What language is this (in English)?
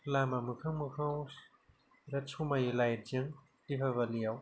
Bodo